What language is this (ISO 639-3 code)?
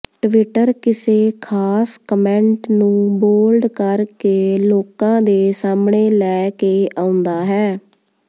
pan